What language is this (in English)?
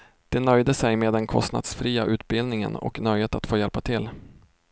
Swedish